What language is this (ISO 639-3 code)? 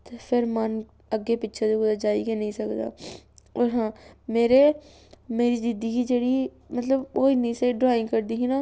doi